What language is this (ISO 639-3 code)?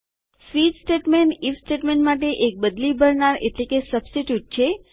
guj